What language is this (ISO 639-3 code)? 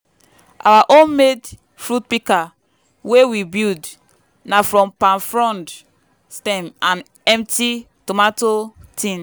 pcm